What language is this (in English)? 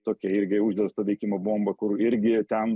Lithuanian